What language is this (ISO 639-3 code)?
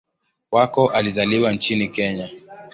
swa